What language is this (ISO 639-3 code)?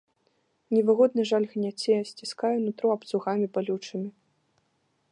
bel